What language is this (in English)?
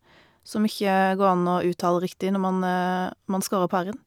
Norwegian